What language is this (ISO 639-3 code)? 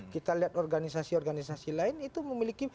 ind